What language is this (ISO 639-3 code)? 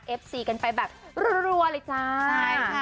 tha